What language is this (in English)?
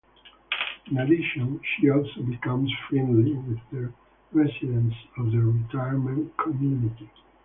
English